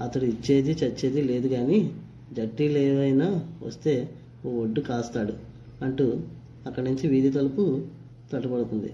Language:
Telugu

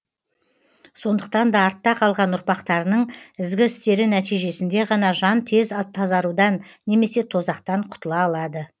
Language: Kazakh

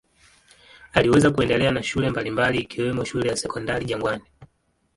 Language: Swahili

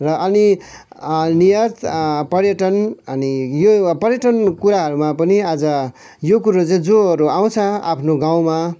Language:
Nepali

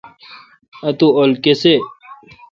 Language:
Kalkoti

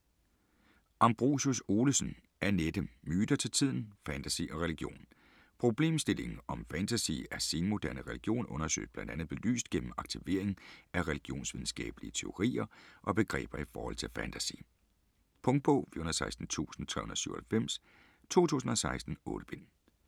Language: Danish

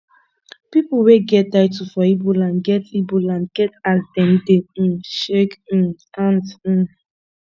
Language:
Nigerian Pidgin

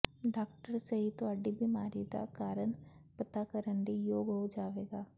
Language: Punjabi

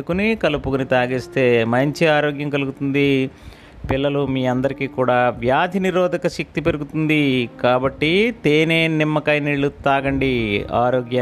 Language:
Telugu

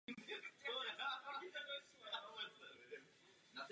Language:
Czech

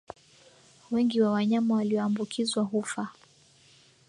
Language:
Swahili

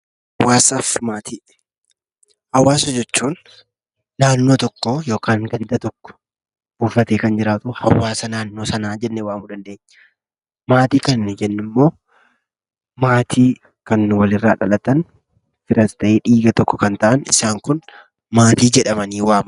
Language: Oromo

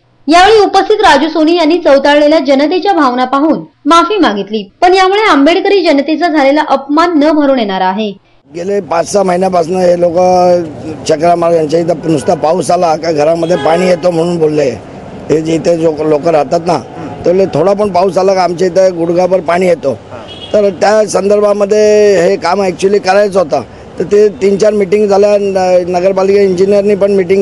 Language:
Hindi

